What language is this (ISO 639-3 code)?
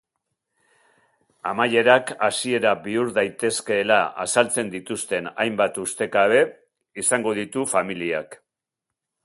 eus